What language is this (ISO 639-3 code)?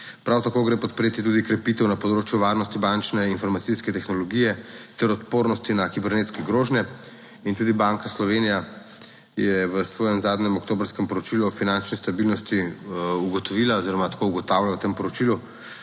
slv